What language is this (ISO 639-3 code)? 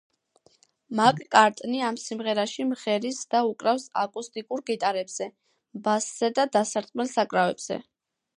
kat